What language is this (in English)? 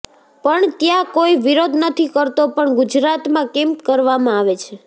Gujarati